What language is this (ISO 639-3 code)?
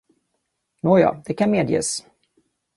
swe